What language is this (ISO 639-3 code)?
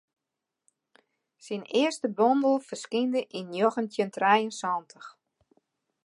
fry